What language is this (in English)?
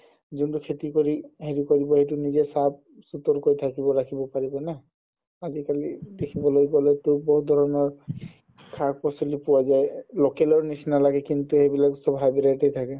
Assamese